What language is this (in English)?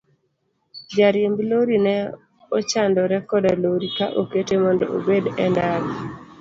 Luo (Kenya and Tanzania)